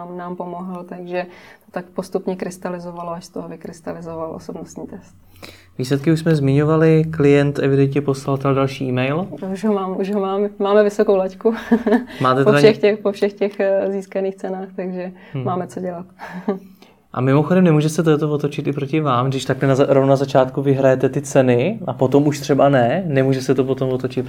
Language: Czech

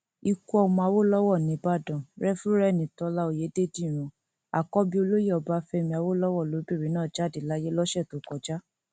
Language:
Yoruba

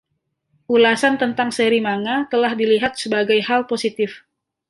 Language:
Indonesian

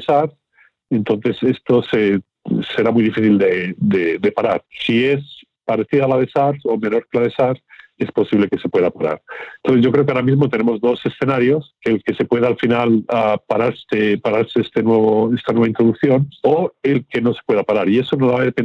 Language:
Spanish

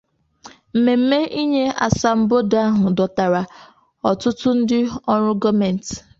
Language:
Igbo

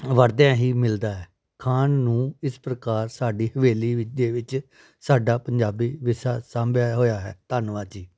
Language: Punjabi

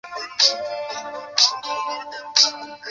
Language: Chinese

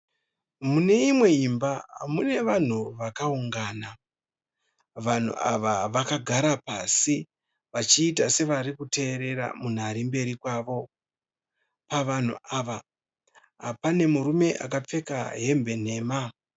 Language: Shona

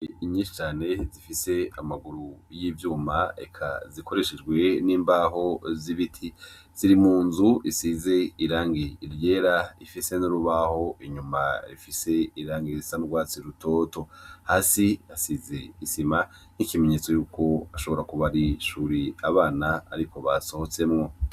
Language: Rundi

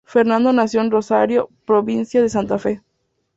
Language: Spanish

